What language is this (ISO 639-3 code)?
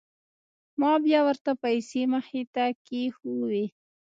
pus